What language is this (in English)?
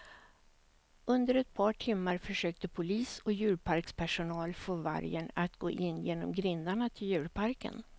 Swedish